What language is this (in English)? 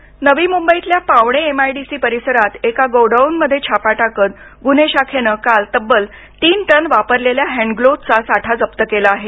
Marathi